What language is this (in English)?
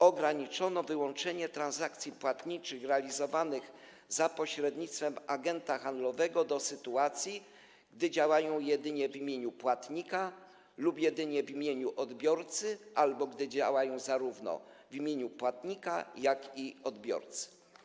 Polish